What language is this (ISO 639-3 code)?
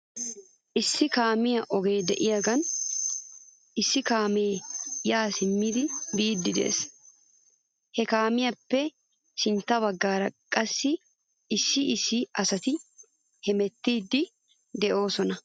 wal